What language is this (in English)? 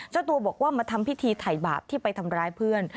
Thai